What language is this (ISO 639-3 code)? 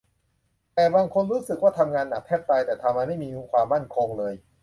tha